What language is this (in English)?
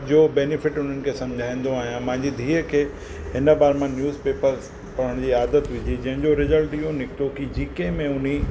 Sindhi